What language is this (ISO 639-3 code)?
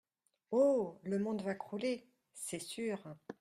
fra